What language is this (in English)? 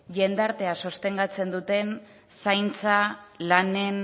Basque